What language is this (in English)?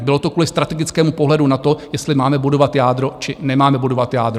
Czech